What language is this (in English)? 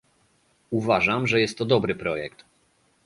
Polish